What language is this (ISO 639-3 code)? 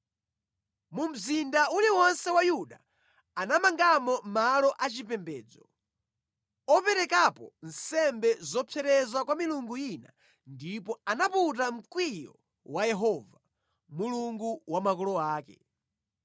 nya